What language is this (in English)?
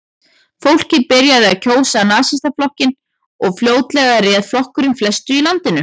Icelandic